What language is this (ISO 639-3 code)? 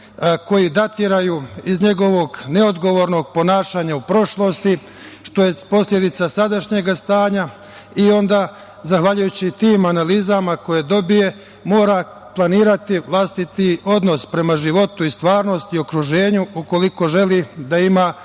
srp